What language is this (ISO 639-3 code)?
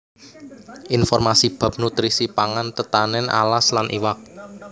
jav